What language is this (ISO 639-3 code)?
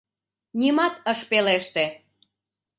chm